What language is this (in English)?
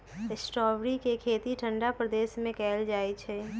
Magahi